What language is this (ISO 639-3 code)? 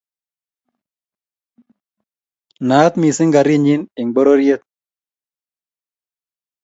kln